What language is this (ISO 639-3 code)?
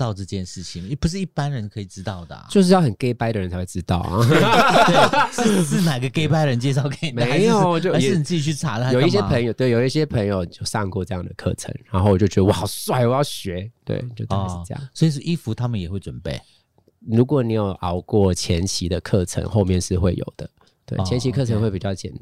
zho